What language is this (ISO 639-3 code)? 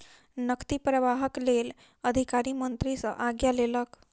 mai